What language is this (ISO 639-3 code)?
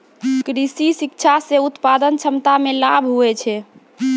mai